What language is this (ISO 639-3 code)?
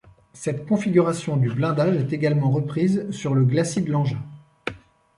fra